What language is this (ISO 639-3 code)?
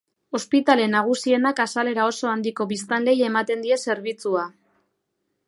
eus